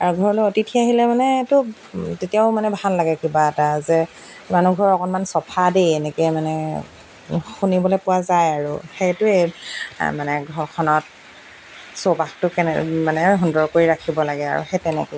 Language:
Assamese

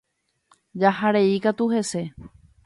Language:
Guarani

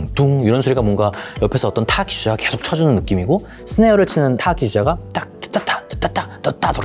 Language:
Korean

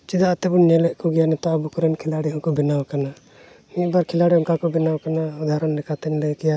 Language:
Santali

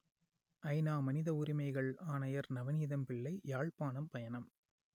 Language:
Tamil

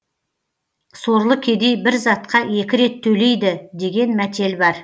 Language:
Kazakh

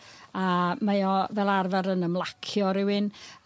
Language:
Welsh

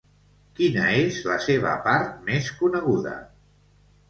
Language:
Catalan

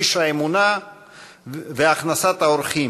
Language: Hebrew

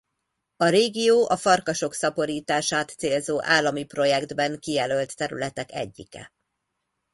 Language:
Hungarian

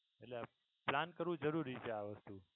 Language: Gujarati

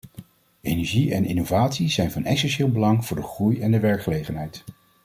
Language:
Dutch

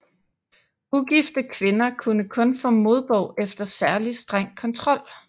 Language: Danish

